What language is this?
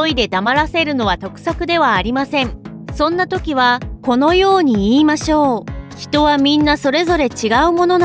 Japanese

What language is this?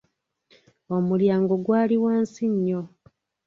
Ganda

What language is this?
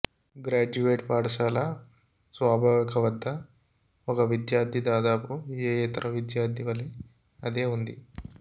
Telugu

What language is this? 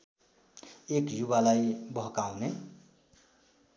Nepali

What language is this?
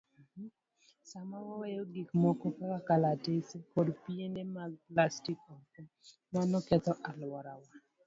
Luo (Kenya and Tanzania)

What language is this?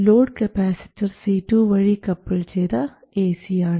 Malayalam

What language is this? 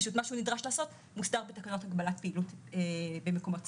Hebrew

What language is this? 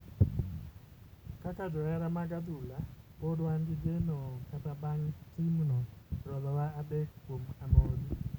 Luo (Kenya and Tanzania)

